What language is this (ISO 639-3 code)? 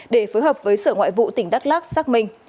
vie